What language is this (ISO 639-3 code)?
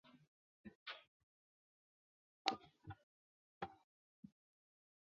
zho